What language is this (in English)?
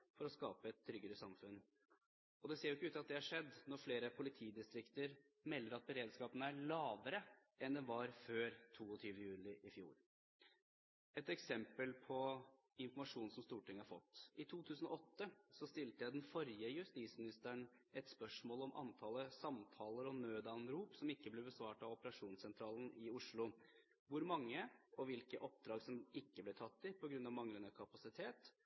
Norwegian Bokmål